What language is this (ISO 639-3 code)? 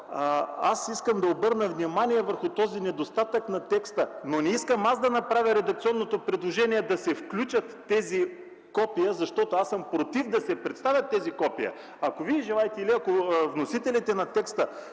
bul